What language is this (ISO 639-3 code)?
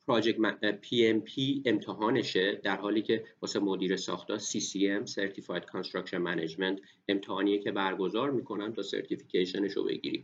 fas